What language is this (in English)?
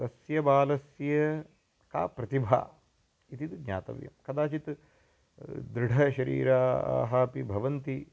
Sanskrit